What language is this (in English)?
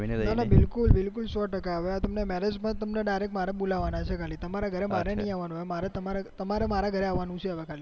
Gujarati